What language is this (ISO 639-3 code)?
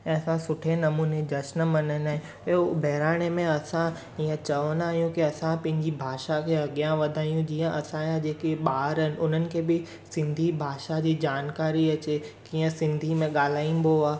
snd